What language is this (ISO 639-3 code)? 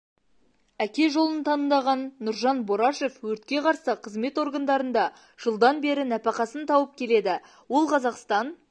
kaz